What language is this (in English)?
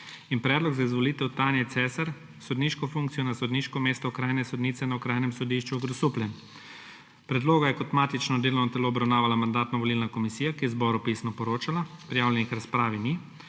Slovenian